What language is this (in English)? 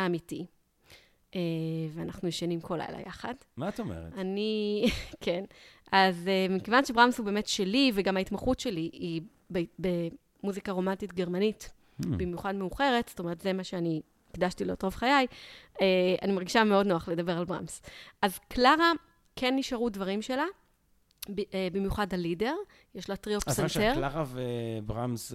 Hebrew